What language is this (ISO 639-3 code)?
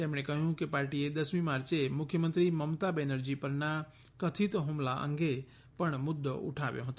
guj